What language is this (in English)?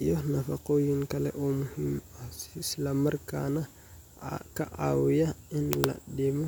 Somali